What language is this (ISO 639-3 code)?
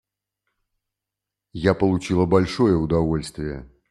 rus